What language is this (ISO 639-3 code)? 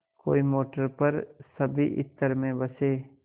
hin